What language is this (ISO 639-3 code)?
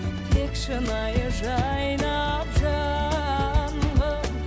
kaz